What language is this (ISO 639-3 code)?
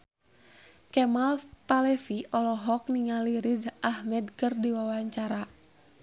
sun